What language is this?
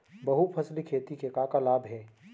Chhattisgarhi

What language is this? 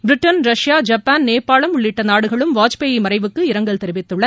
Tamil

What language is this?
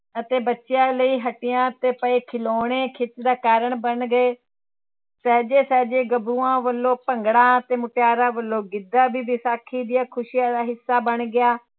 Punjabi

